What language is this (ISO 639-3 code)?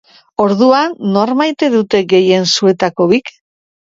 eus